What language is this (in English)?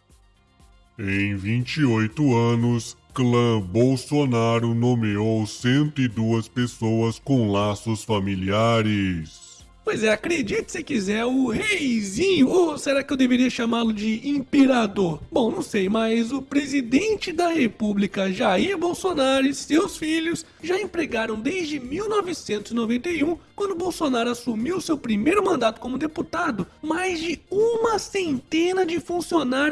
Portuguese